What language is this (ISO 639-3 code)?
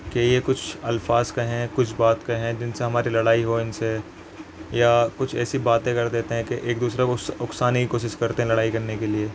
urd